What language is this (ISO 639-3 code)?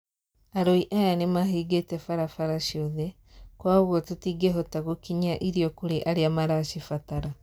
kik